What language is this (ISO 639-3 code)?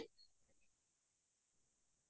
asm